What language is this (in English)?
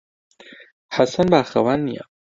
Central Kurdish